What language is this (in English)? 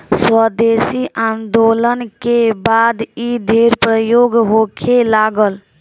Bhojpuri